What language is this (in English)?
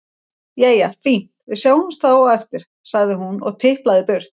Icelandic